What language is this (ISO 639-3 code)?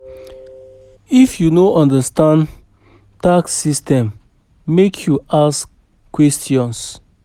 pcm